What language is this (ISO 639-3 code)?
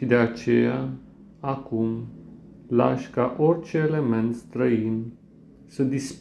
ron